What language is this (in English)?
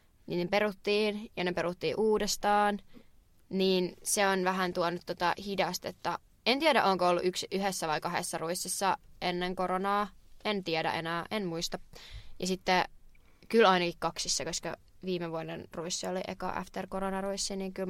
Finnish